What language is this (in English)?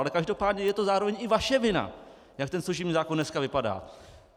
Czech